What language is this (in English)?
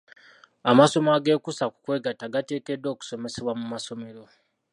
Ganda